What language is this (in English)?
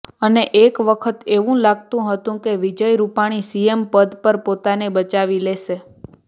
Gujarati